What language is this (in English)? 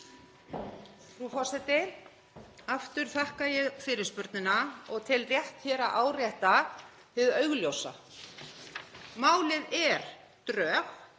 Icelandic